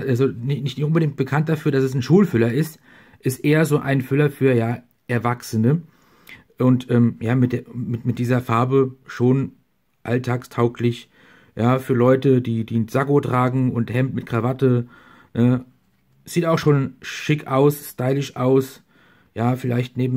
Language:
German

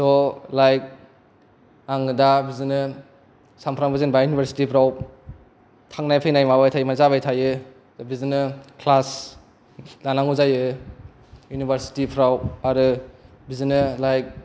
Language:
Bodo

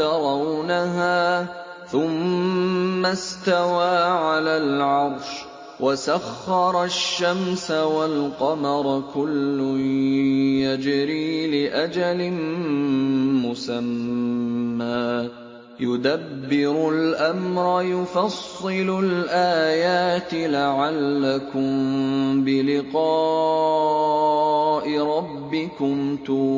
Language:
Arabic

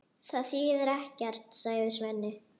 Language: Icelandic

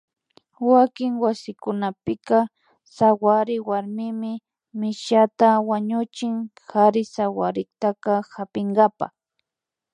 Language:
Imbabura Highland Quichua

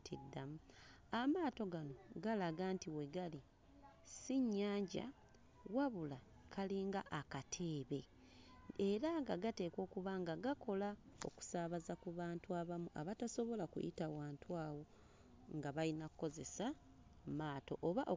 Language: Ganda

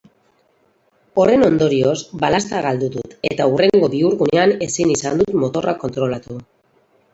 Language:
Basque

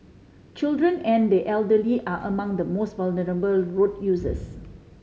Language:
English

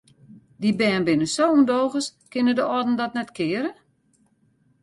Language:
Western Frisian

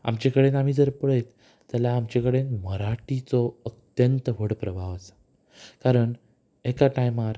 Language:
Konkani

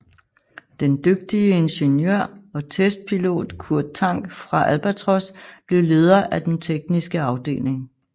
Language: Danish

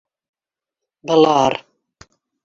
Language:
Bashkir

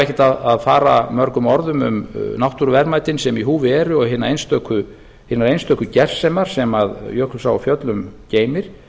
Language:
Icelandic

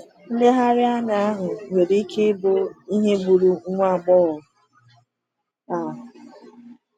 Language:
Igbo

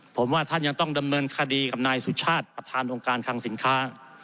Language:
Thai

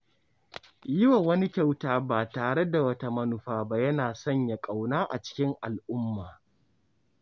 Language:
Hausa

